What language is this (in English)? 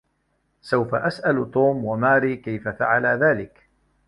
Arabic